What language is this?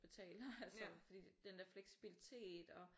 Danish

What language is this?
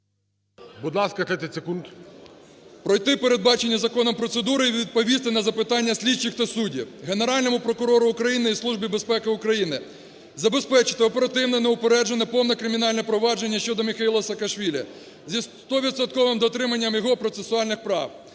Ukrainian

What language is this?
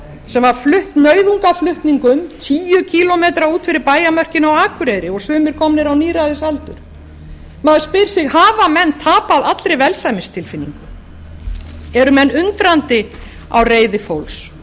Icelandic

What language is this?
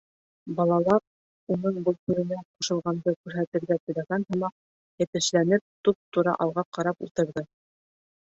Bashkir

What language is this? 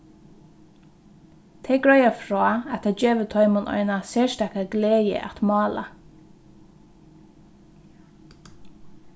Faroese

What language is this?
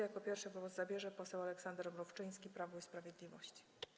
Polish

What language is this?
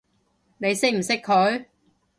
Cantonese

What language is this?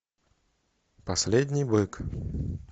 Russian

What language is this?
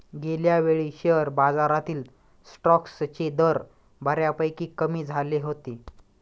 Marathi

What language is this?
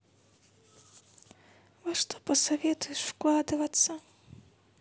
Russian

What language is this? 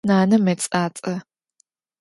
Adyghe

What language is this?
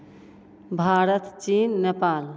Maithili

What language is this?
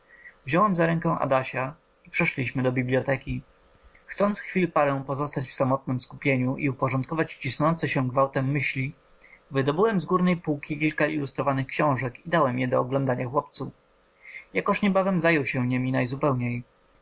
Polish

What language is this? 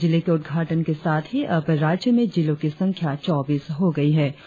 Hindi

